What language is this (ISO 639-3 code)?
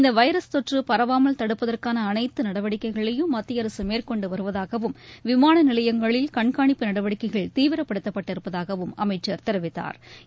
tam